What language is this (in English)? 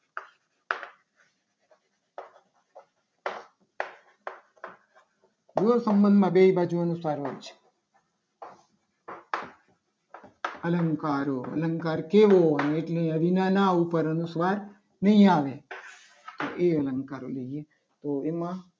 Gujarati